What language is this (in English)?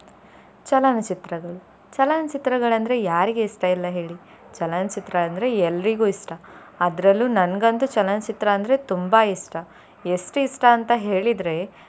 Kannada